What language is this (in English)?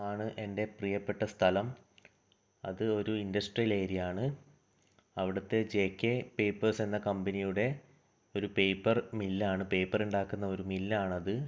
Malayalam